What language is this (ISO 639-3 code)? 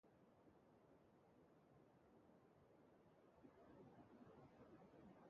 eus